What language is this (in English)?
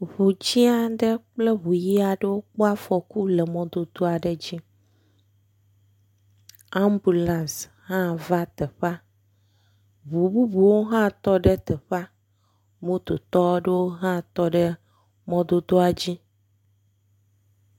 Ewe